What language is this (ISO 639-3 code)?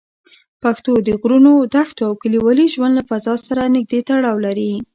pus